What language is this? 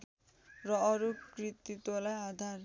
Nepali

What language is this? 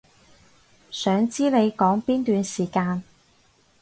Cantonese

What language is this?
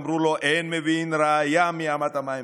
Hebrew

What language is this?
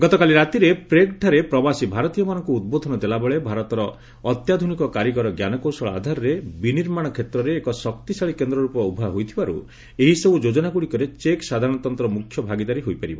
Odia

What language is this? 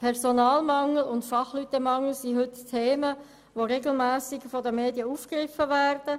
Swiss German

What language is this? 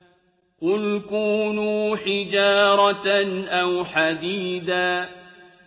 Arabic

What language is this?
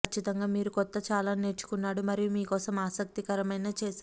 Telugu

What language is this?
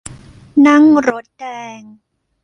Thai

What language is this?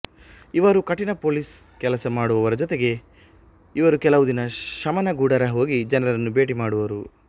Kannada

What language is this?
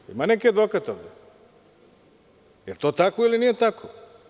Serbian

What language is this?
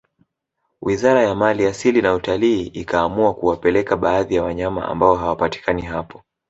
Swahili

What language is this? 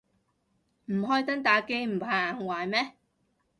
Cantonese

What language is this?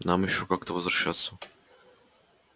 Russian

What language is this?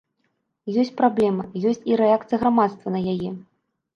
Belarusian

